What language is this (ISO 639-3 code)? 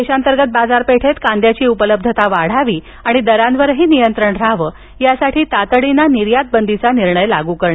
mar